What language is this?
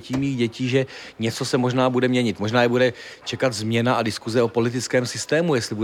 Czech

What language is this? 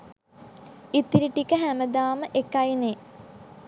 Sinhala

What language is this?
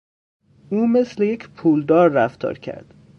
Persian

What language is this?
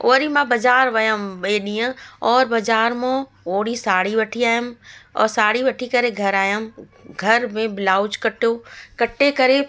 Sindhi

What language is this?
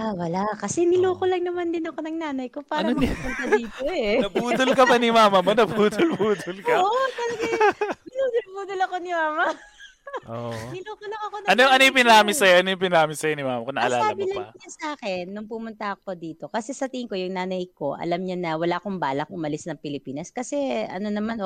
Filipino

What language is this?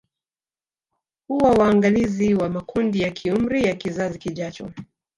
Swahili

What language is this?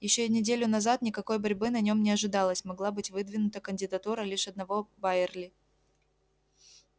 Russian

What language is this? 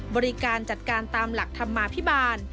Thai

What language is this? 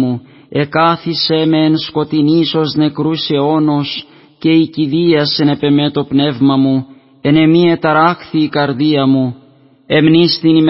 Greek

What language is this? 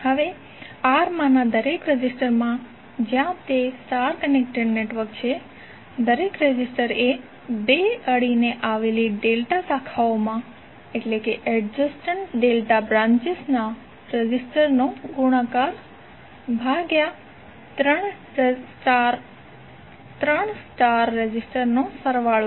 Gujarati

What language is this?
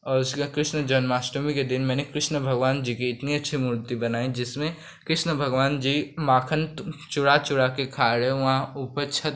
Hindi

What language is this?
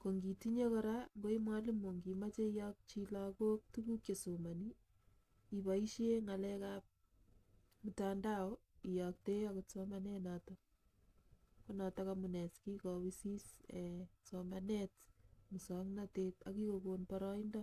Kalenjin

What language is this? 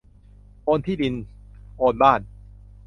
Thai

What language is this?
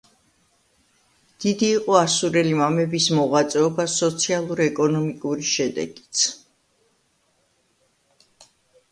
Georgian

